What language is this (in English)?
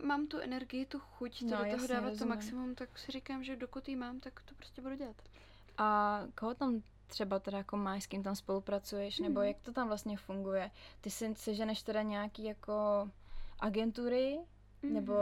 Czech